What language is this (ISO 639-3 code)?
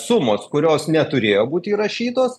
lit